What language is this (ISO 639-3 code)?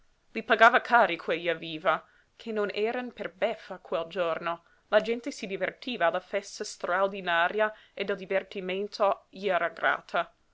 ita